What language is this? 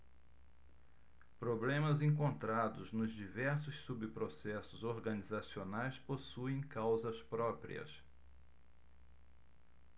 Portuguese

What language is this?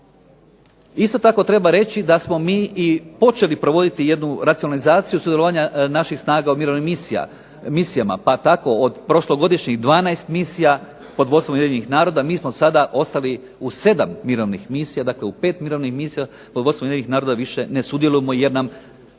Croatian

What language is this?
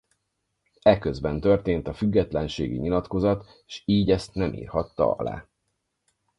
Hungarian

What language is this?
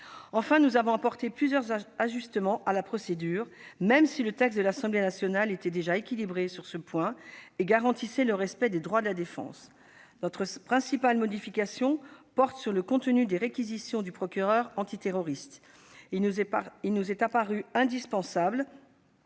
French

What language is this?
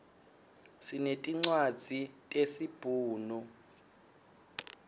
Swati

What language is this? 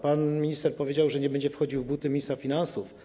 Polish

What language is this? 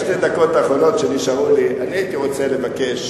Hebrew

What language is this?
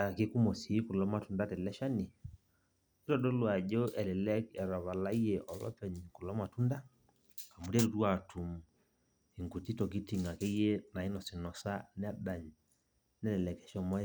Masai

